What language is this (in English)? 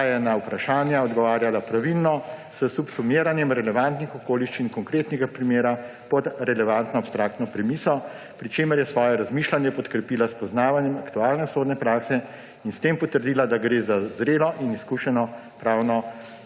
Slovenian